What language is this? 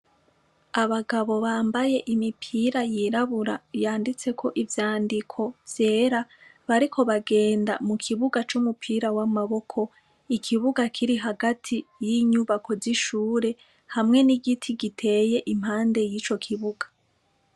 Rundi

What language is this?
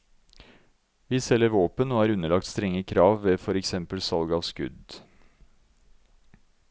Norwegian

